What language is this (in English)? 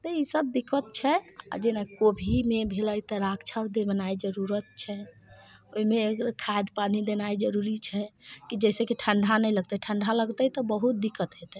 Maithili